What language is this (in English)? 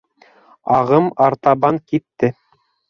Bashkir